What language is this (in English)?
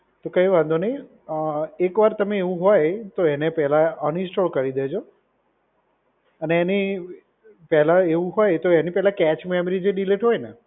Gujarati